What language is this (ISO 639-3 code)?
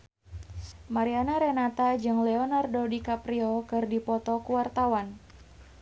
sun